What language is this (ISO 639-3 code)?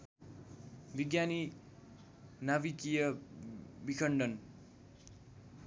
nep